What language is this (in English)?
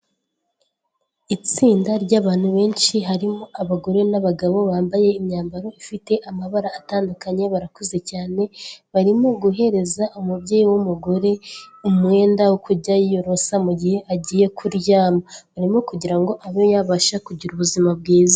Kinyarwanda